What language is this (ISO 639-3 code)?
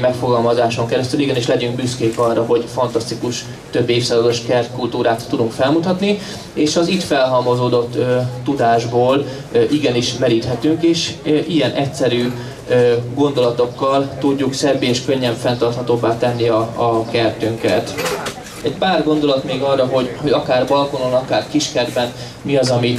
hun